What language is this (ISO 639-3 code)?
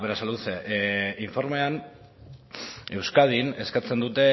eus